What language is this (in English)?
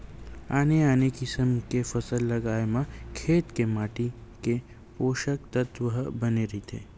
Chhattisgarhi